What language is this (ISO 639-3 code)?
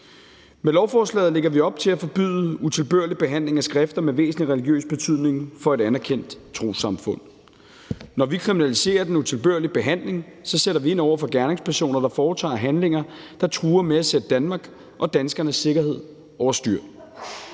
dan